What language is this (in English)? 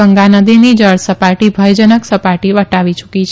Gujarati